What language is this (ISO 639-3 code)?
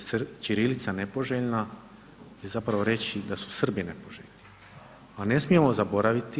hrv